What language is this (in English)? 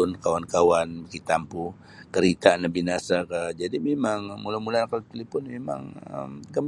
Sabah Bisaya